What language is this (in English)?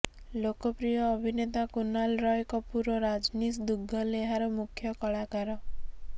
Odia